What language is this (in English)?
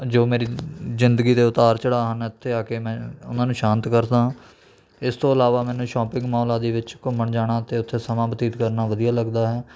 Punjabi